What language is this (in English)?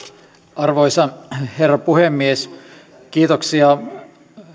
Finnish